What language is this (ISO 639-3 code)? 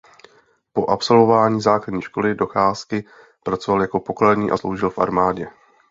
ces